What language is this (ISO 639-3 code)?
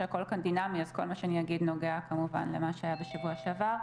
heb